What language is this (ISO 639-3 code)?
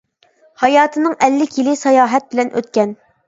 uig